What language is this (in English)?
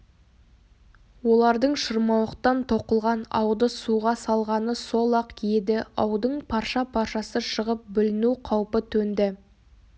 Kazakh